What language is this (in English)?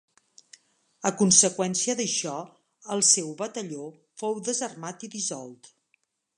Catalan